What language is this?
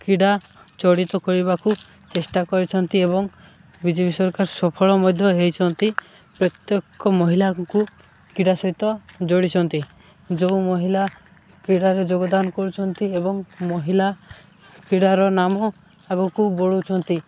Odia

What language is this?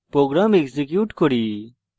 Bangla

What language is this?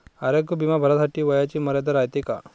Marathi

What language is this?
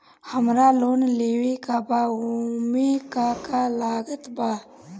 Bhojpuri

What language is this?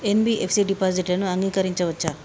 Telugu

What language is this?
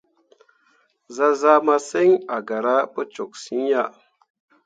Mundang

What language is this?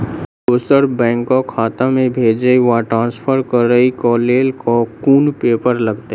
Maithili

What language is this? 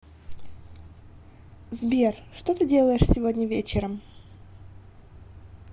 Russian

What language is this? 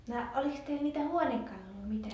Finnish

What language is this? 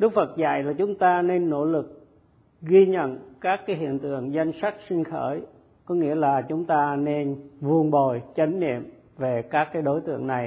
Vietnamese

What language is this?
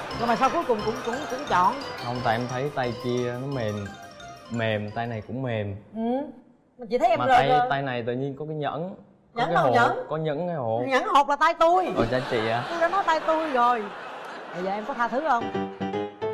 Vietnamese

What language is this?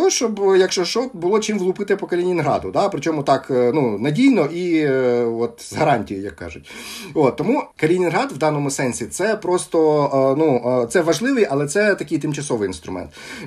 Ukrainian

